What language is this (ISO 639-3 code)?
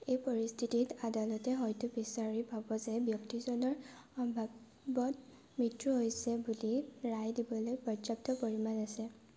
asm